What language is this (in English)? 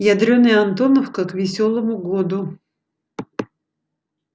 Russian